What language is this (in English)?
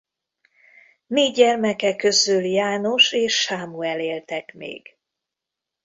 Hungarian